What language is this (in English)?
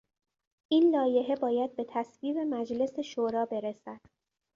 Persian